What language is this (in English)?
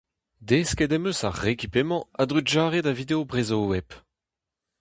Breton